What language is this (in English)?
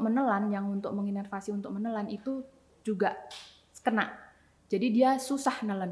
Indonesian